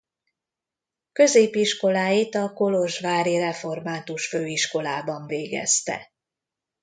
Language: Hungarian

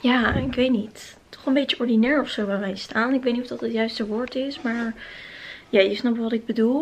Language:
Dutch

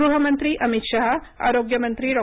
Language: Marathi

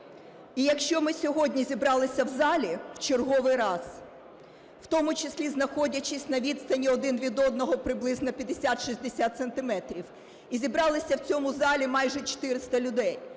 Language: Ukrainian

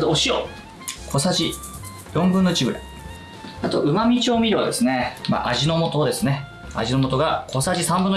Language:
Japanese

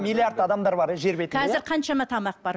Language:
Kazakh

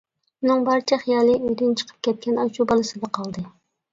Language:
Uyghur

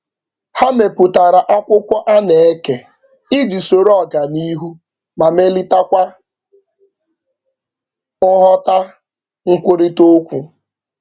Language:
Igbo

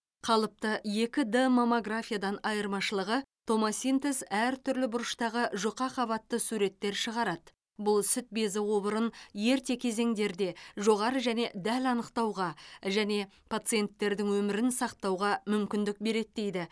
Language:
Kazakh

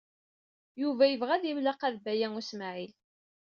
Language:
Kabyle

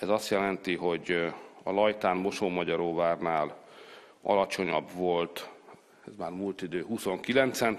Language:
Hungarian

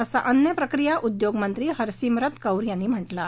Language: Marathi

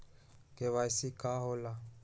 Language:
Magahi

